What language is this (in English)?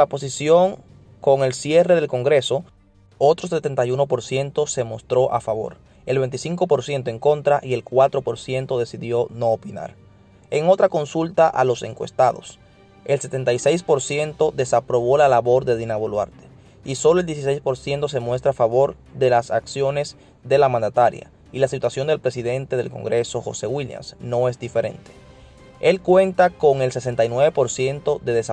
Spanish